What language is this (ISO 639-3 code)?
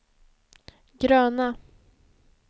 swe